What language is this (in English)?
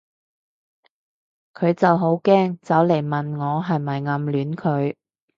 Cantonese